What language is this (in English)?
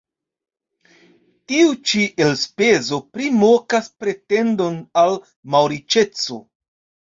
Esperanto